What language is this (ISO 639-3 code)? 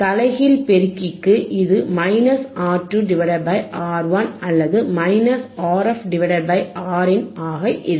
tam